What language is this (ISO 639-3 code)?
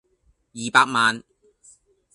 yue